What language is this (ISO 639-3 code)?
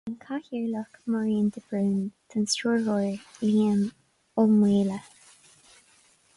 gle